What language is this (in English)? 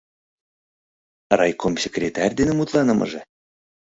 Mari